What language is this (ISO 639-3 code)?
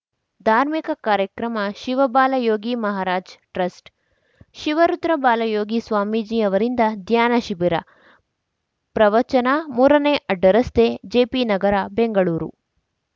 kan